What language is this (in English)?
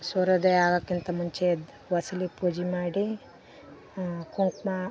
Kannada